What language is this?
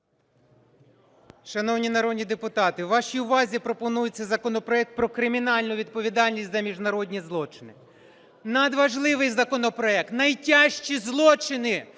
Ukrainian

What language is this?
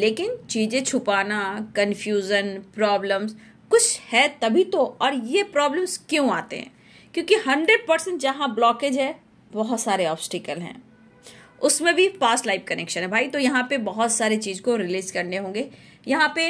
Hindi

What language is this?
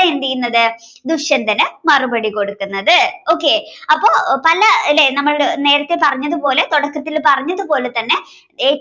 Malayalam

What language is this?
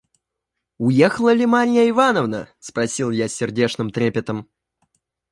Russian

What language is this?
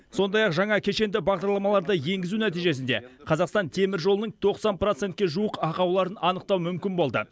Kazakh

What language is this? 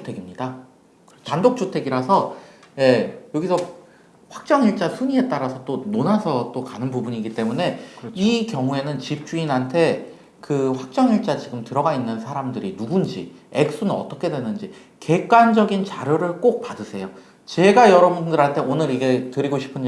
Korean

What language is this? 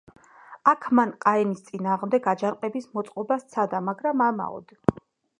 Georgian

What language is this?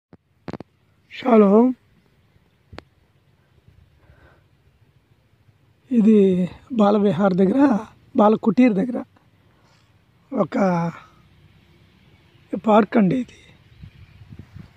Telugu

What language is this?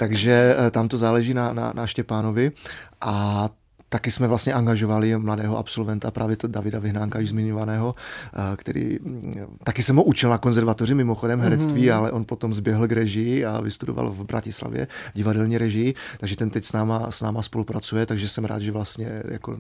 Czech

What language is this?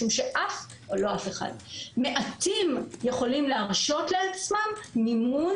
Hebrew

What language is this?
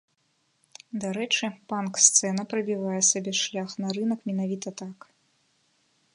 Belarusian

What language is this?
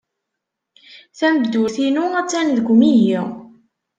Kabyle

